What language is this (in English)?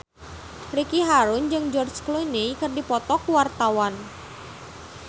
Sundanese